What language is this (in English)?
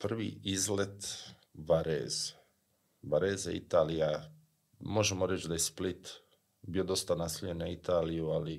Croatian